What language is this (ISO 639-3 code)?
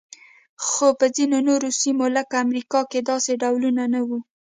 pus